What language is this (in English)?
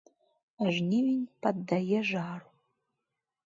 Belarusian